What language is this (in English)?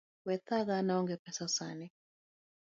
Luo (Kenya and Tanzania)